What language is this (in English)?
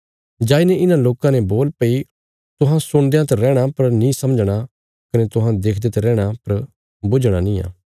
Bilaspuri